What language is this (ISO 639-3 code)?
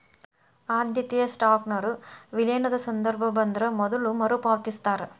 kan